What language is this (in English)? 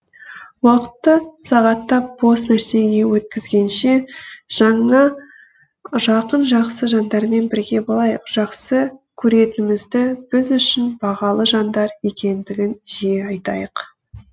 Kazakh